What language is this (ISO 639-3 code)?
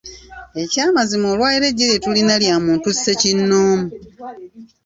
lug